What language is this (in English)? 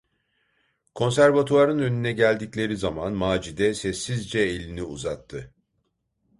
Turkish